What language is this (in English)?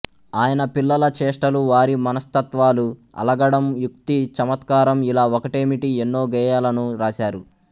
Telugu